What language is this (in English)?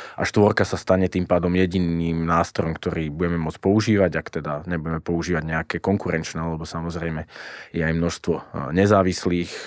Slovak